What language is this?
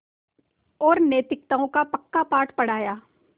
Hindi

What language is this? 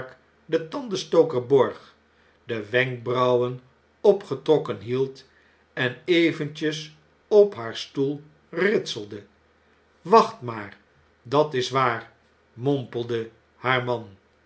Dutch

